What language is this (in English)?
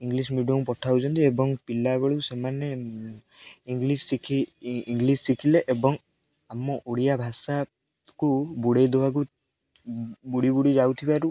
Odia